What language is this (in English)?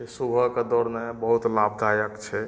Maithili